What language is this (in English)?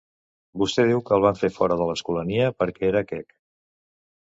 Catalan